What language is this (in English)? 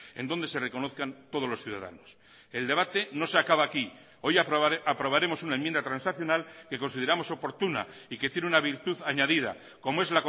Spanish